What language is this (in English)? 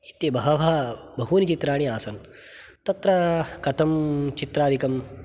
Sanskrit